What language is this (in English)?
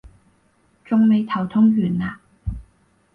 Cantonese